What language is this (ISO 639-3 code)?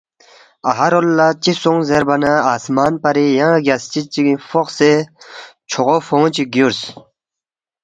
bft